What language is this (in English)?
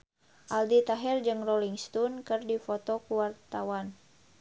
Sundanese